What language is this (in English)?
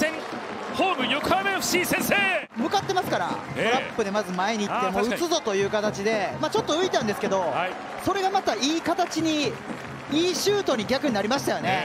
Japanese